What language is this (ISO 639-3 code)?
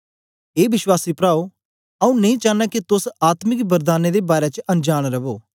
doi